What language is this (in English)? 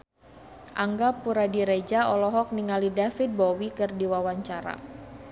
Sundanese